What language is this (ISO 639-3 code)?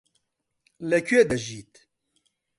ckb